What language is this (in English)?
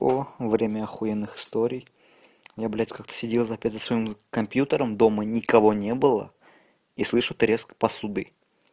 Russian